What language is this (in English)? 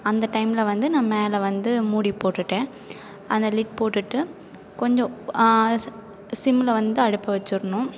Tamil